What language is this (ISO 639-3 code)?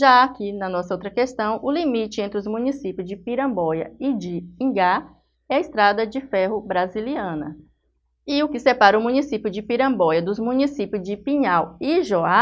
por